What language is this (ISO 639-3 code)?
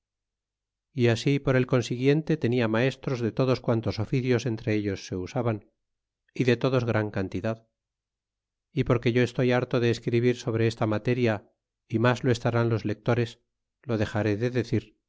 spa